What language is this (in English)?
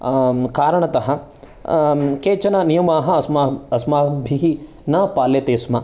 Sanskrit